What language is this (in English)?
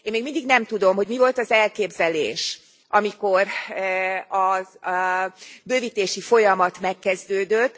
Hungarian